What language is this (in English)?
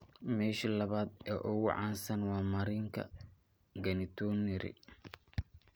Somali